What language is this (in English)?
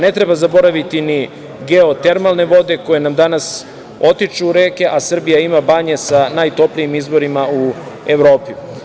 Serbian